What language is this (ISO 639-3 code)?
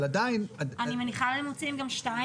heb